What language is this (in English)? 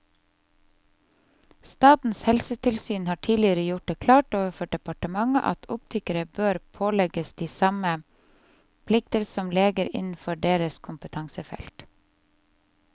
Norwegian